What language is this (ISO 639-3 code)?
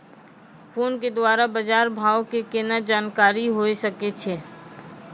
mai